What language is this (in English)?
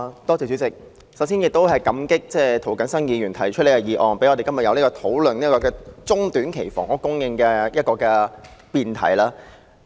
Cantonese